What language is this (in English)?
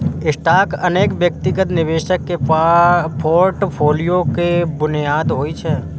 Maithili